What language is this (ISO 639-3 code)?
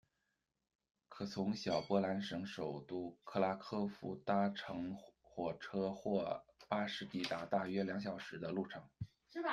zho